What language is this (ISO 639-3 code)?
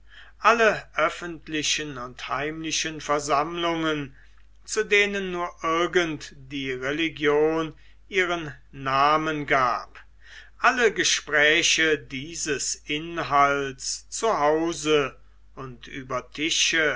deu